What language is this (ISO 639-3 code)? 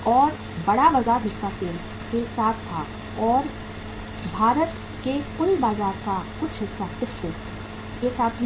hin